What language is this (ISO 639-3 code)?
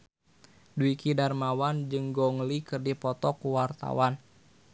sun